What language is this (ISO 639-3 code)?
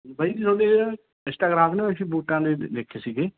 pan